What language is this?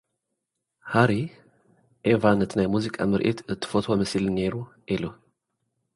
Tigrinya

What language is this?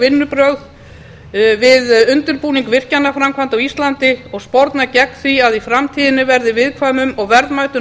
Icelandic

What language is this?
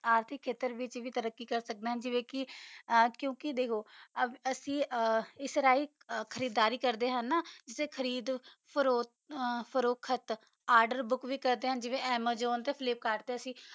Punjabi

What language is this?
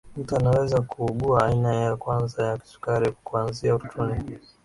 Swahili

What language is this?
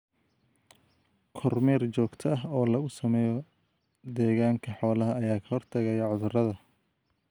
Somali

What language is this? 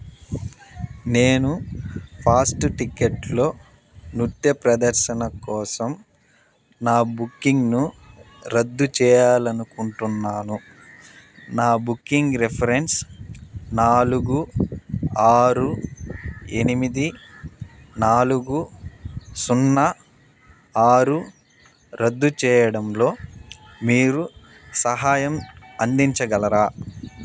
Telugu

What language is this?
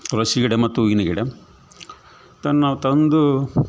Kannada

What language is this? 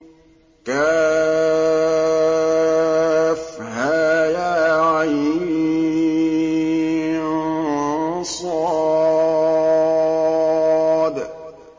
Arabic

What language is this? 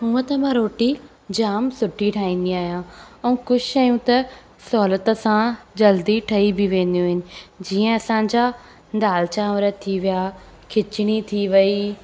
Sindhi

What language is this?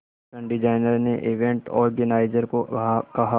Hindi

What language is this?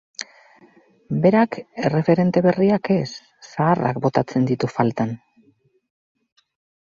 Basque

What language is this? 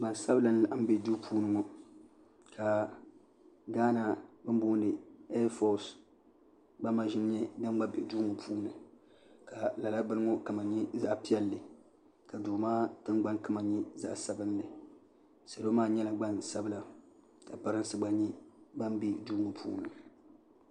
Dagbani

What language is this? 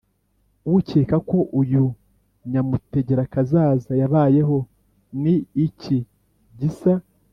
Kinyarwanda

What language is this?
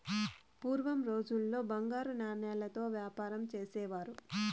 Telugu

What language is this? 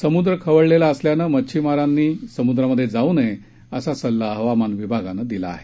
Marathi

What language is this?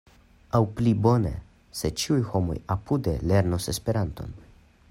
Esperanto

